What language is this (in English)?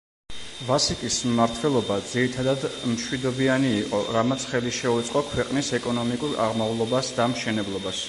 Georgian